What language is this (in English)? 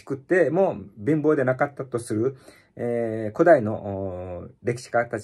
Japanese